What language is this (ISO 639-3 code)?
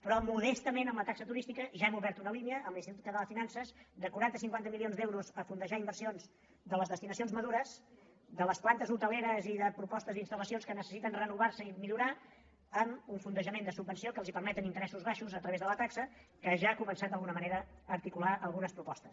cat